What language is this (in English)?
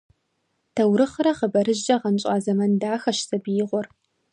Kabardian